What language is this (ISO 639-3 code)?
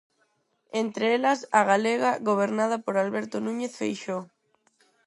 glg